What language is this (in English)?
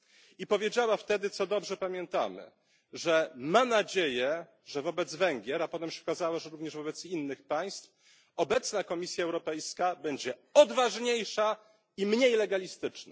Polish